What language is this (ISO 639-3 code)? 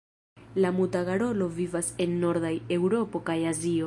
epo